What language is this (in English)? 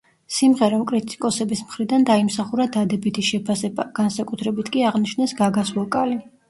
Georgian